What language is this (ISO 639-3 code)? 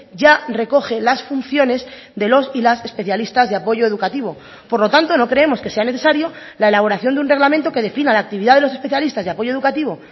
spa